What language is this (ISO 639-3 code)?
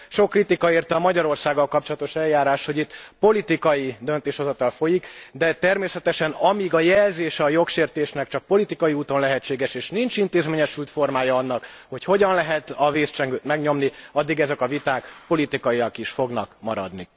hun